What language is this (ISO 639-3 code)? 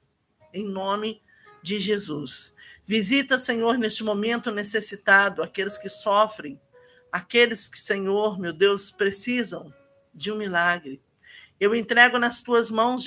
por